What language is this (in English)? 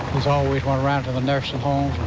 English